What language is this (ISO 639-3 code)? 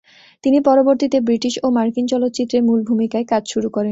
ben